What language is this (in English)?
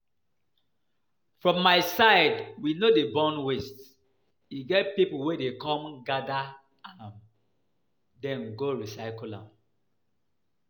Nigerian Pidgin